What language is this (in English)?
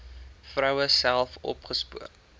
Afrikaans